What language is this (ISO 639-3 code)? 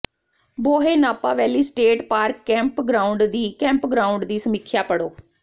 pan